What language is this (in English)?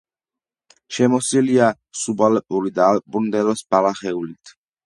Georgian